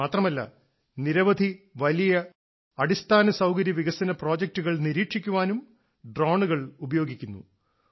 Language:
Malayalam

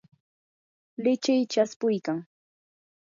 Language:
Yanahuanca Pasco Quechua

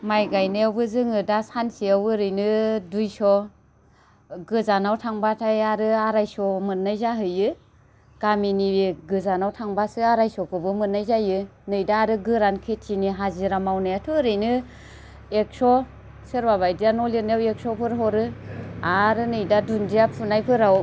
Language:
Bodo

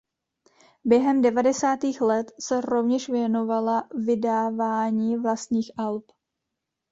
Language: Czech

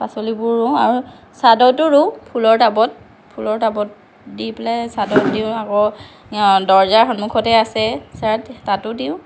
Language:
Assamese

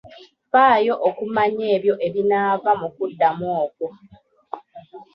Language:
Ganda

